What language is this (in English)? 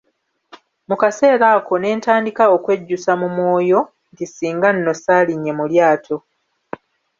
Ganda